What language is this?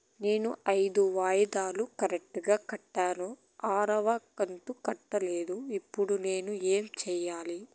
Telugu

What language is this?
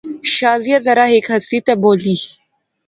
Pahari-Potwari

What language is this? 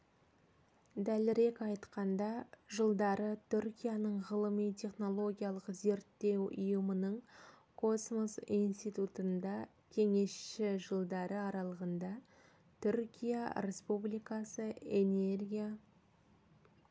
Kazakh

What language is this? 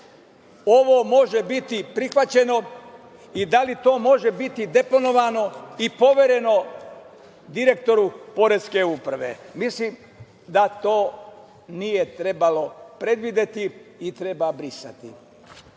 Serbian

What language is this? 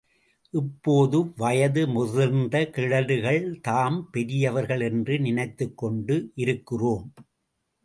Tamil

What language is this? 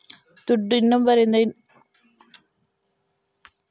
Kannada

